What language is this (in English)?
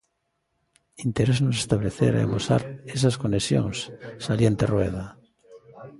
Galician